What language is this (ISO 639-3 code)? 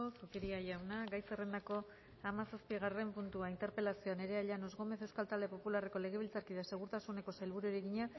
eus